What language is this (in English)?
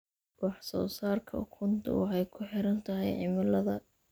Somali